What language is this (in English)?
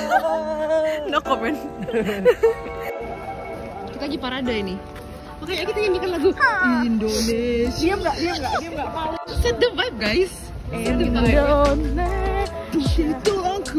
Indonesian